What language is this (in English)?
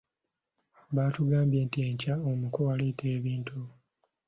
Ganda